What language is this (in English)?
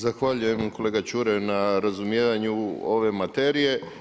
Croatian